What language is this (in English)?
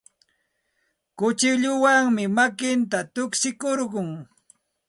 Santa Ana de Tusi Pasco Quechua